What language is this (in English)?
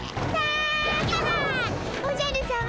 Japanese